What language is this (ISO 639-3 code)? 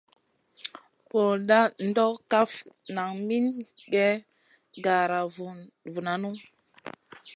mcn